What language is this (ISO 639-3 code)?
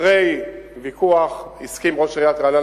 heb